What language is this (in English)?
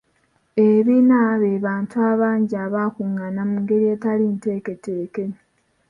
Ganda